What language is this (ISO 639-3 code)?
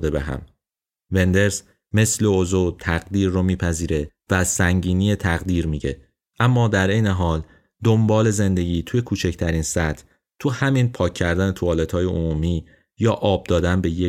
fas